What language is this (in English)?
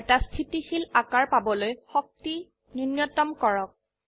Assamese